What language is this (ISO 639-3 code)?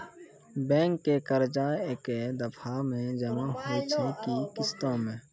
mai